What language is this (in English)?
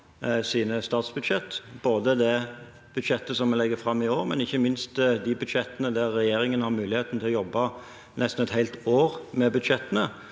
Norwegian